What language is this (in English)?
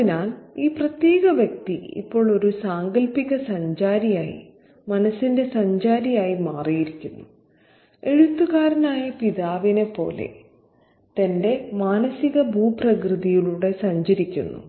Malayalam